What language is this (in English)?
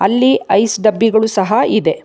Kannada